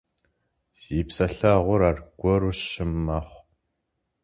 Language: Kabardian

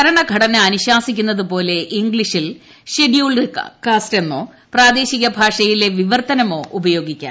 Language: Malayalam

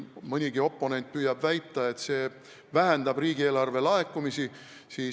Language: Estonian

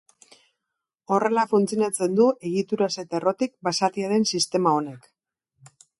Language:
Basque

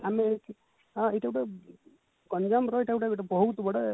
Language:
Odia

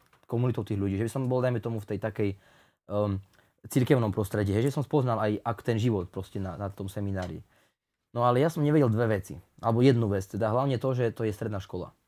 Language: Slovak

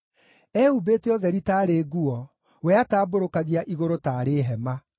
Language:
Kikuyu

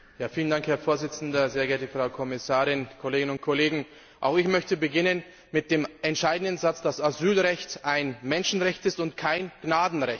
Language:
German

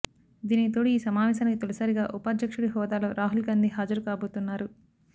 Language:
Telugu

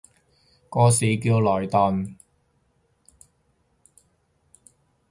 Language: Cantonese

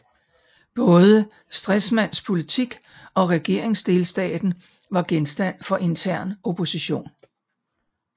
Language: Danish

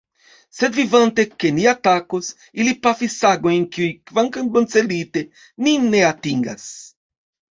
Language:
Esperanto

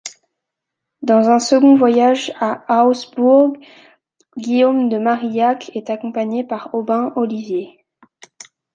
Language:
French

